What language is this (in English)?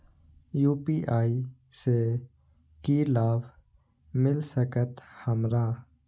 Maithili